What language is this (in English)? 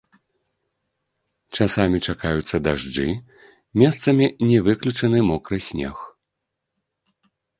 Belarusian